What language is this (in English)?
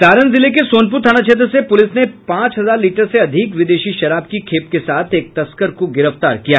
Hindi